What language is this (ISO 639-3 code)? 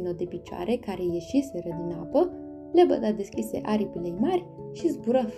ron